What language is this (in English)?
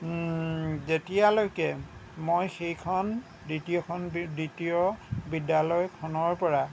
Assamese